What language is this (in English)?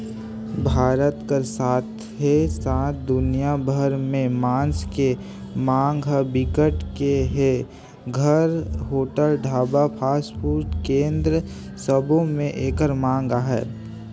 Chhattisgarhi